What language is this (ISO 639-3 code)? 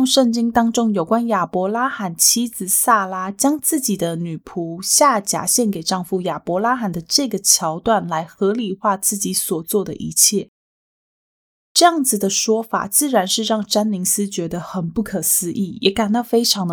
zho